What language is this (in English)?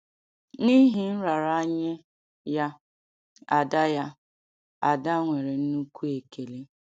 Igbo